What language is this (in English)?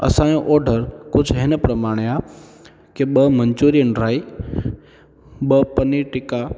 Sindhi